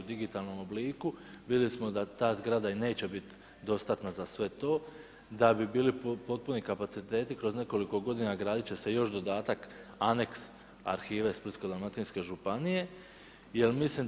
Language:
Croatian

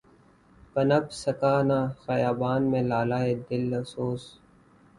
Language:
Urdu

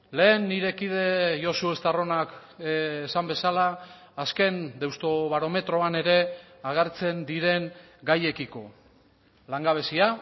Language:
Basque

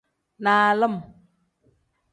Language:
Tem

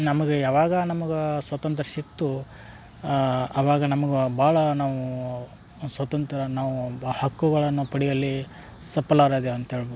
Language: Kannada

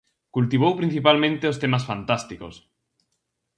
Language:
Galician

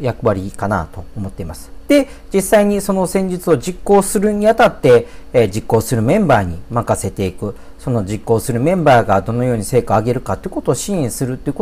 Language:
Japanese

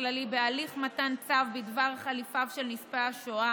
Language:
Hebrew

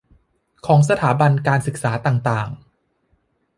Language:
Thai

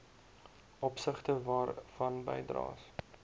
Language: Afrikaans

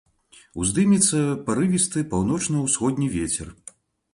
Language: Belarusian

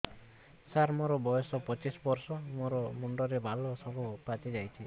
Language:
Odia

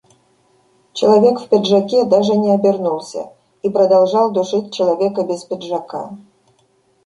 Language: Russian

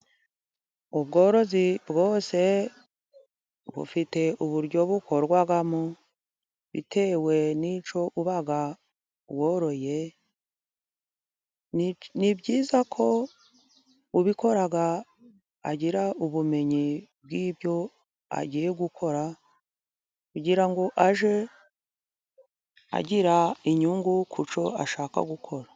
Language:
Kinyarwanda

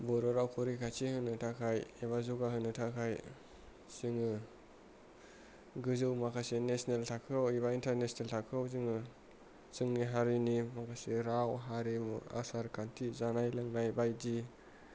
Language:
Bodo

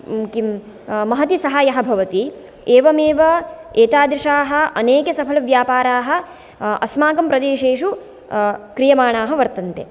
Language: Sanskrit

